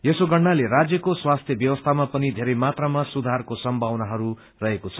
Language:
Nepali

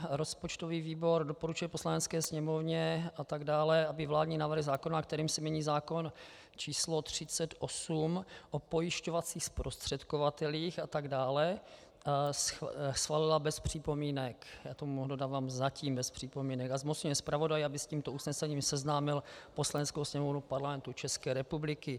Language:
Czech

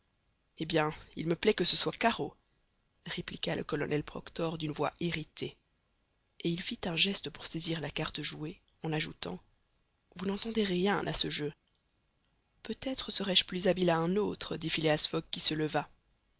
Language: French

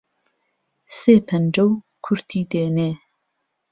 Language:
Central Kurdish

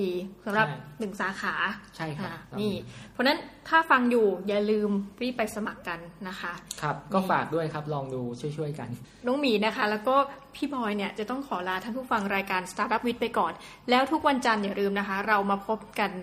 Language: Thai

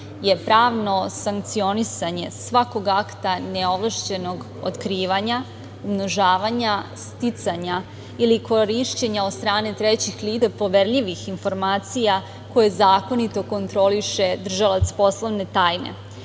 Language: Serbian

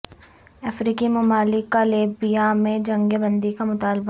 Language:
Urdu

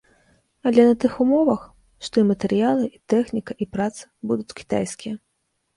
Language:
Belarusian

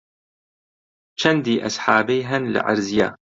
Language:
Central Kurdish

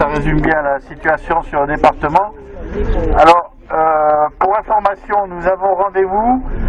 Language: French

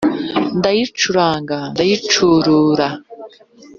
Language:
Kinyarwanda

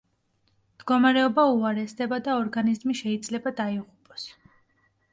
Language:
Georgian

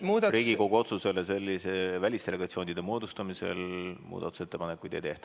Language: Estonian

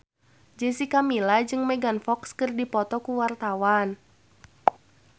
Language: Sundanese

